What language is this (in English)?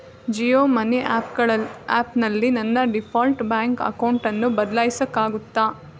Kannada